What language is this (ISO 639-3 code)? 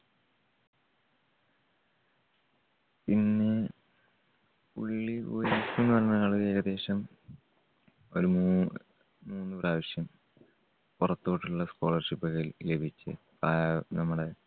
mal